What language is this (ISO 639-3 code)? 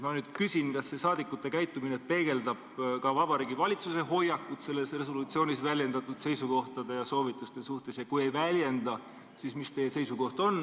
est